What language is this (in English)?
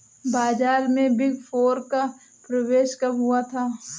Hindi